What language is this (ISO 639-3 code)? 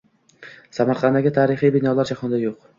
uzb